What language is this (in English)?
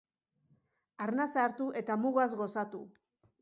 Basque